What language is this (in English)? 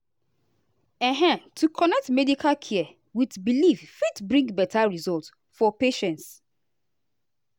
Nigerian Pidgin